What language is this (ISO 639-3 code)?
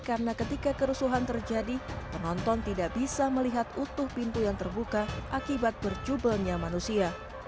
ind